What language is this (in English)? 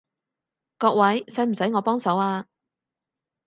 Cantonese